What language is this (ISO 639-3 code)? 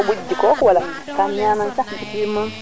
srr